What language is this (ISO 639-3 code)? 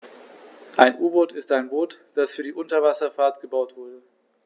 deu